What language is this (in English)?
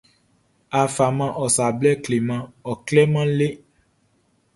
Baoulé